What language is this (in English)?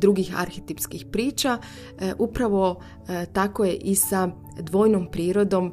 Croatian